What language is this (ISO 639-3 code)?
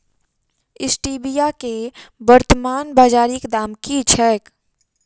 mai